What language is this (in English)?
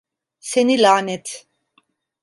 Turkish